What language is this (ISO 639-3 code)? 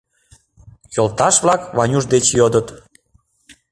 chm